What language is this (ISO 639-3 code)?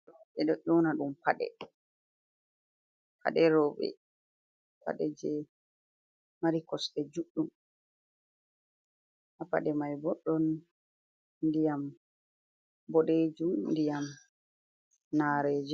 ful